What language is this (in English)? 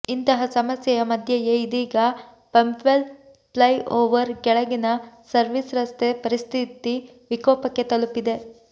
Kannada